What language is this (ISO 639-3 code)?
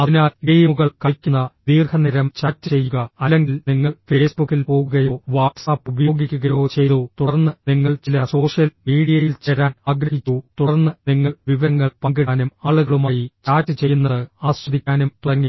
mal